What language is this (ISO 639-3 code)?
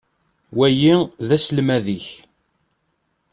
kab